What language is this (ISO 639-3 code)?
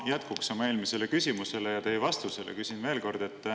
est